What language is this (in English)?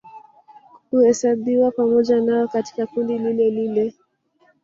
Swahili